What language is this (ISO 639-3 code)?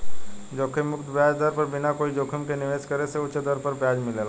bho